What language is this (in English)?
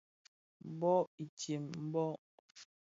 Bafia